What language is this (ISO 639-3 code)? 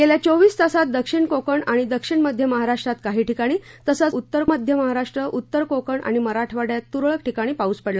mar